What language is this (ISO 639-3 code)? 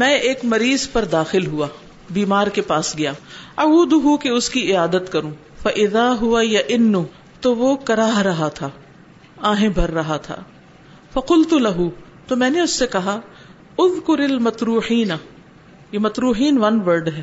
urd